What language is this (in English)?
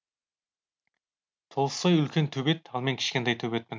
Kazakh